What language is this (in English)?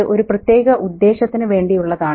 Malayalam